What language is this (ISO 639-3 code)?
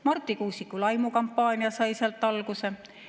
est